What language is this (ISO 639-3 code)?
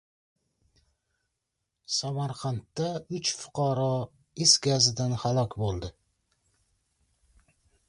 uzb